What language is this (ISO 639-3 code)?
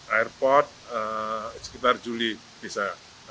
ind